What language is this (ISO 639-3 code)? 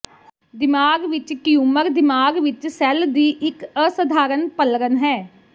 pan